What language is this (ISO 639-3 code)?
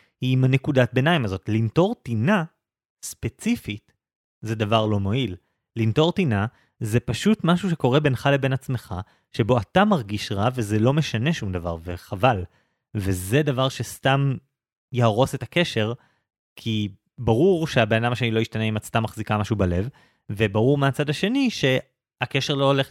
heb